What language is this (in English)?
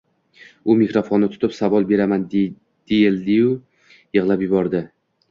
Uzbek